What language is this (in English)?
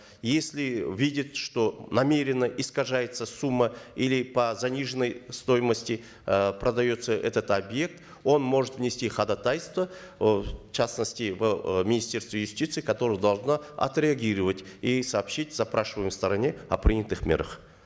Kazakh